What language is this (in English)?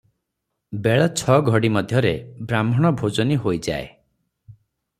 Odia